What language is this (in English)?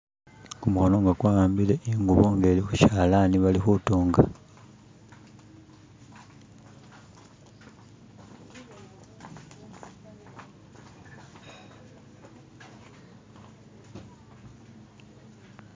Masaaba